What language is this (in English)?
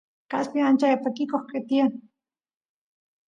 Santiago del Estero Quichua